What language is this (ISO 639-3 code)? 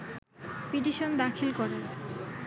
ben